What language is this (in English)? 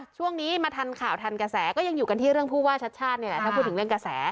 Thai